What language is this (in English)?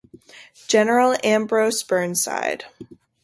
English